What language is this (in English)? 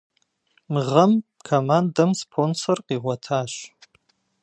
Kabardian